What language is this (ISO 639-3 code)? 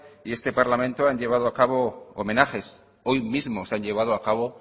spa